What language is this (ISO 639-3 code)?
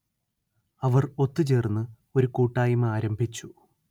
mal